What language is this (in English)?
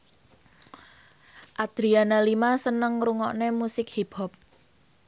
Javanese